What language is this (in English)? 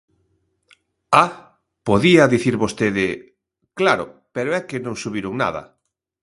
Galician